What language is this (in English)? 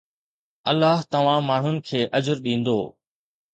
Sindhi